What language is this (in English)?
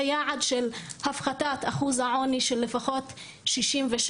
Hebrew